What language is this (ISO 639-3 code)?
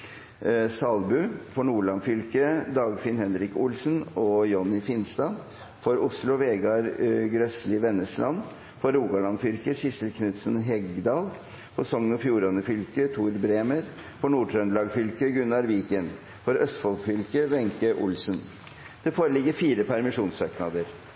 nob